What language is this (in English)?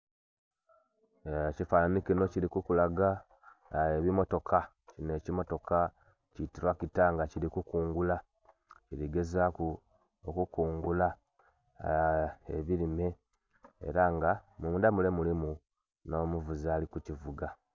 Soga